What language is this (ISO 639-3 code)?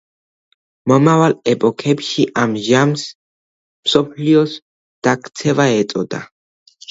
kat